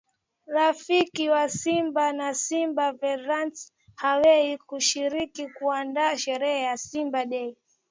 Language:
Swahili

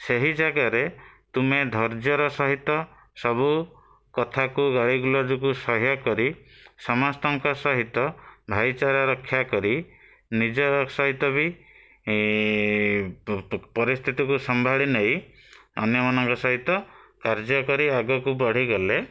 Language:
Odia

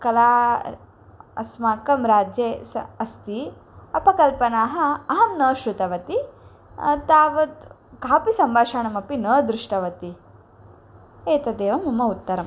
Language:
Sanskrit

